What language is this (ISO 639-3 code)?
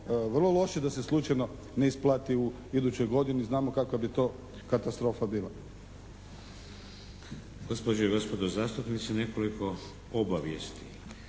hrv